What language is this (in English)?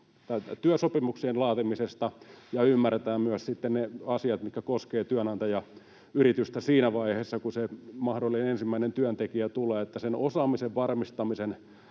Finnish